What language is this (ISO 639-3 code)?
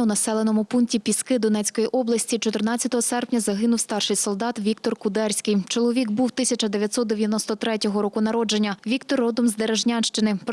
ukr